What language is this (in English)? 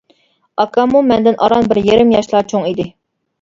Uyghur